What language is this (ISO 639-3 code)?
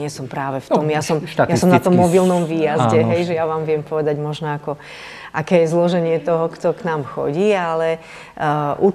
slk